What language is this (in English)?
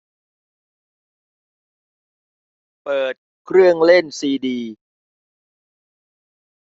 Thai